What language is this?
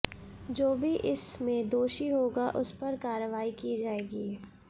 Hindi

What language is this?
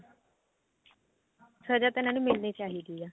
Punjabi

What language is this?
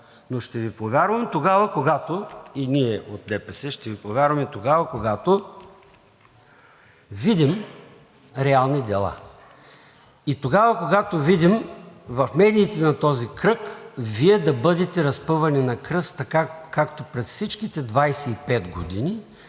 Bulgarian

